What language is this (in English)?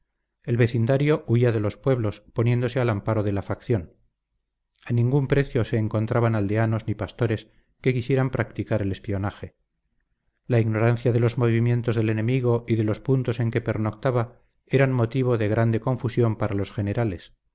Spanish